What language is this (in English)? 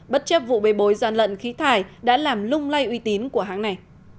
Vietnamese